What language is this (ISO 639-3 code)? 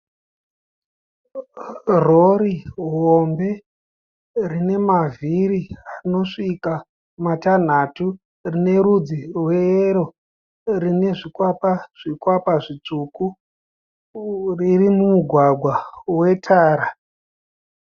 sna